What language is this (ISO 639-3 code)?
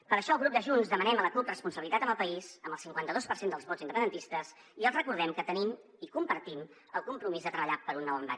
cat